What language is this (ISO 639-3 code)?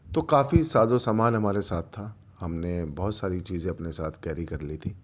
urd